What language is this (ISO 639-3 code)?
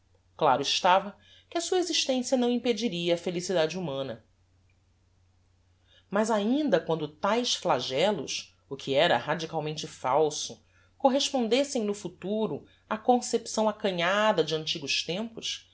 por